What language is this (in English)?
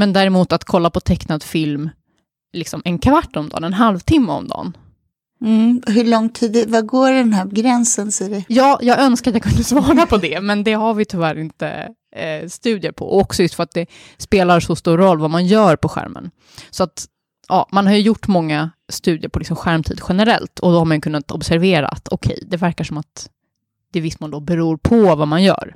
Swedish